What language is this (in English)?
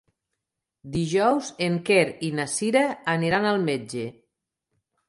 Catalan